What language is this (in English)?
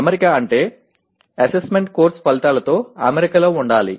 Telugu